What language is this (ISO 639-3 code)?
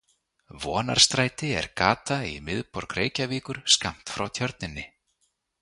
isl